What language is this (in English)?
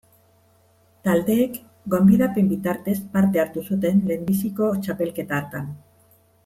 Basque